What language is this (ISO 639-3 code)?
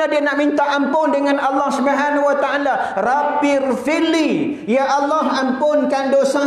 msa